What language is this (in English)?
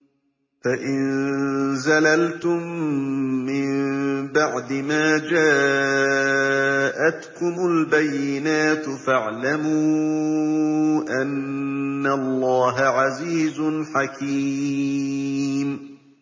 Arabic